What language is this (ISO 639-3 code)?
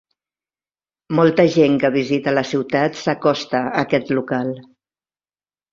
cat